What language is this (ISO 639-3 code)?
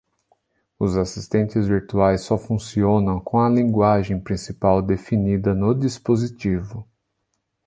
por